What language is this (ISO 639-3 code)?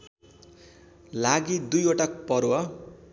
nep